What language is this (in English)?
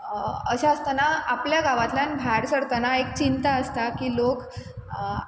Konkani